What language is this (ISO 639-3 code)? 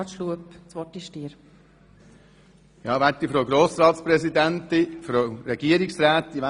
gsw